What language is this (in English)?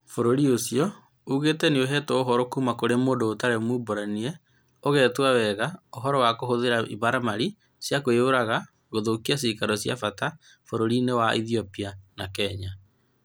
Kikuyu